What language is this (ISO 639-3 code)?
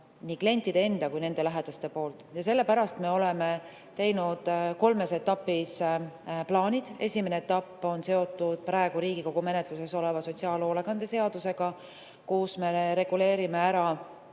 est